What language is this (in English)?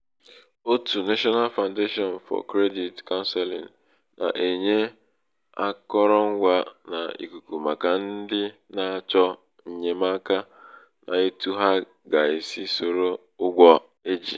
Igbo